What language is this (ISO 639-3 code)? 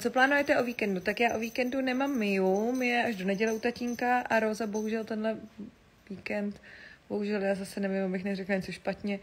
ces